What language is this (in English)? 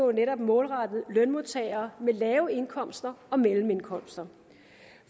Danish